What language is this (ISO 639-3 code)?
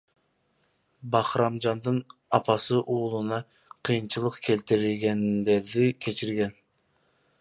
kir